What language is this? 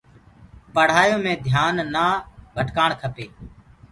Gurgula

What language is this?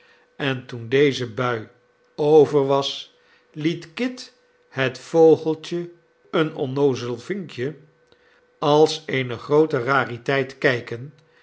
Dutch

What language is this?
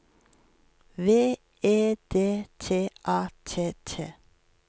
Norwegian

